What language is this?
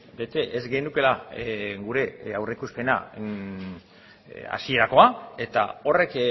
Basque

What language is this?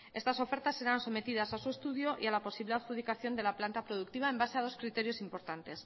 Spanish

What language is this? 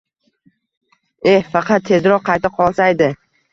Uzbek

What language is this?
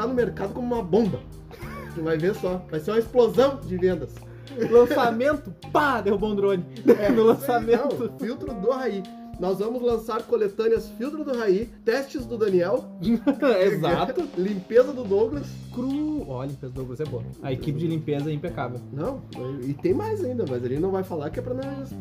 Portuguese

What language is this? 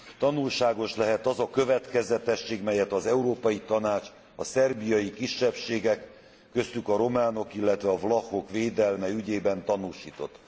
Hungarian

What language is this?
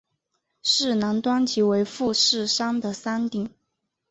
Chinese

